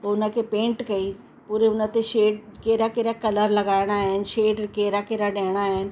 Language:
Sindhi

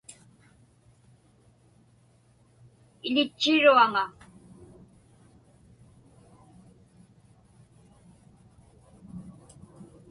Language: Inupiaq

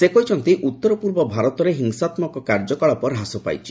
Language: Odia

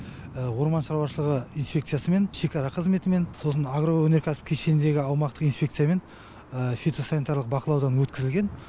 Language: Kazakh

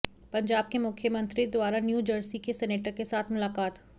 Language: Hindi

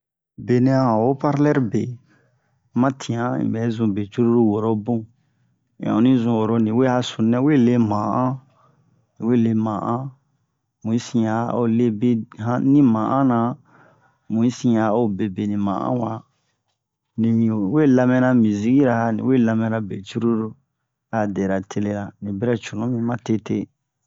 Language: Bomu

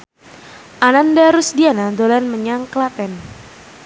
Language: Javanese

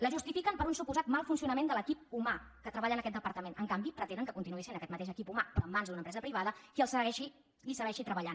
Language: Catalan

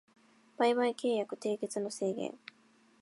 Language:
Japanese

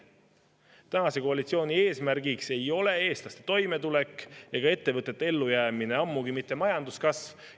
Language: Estonian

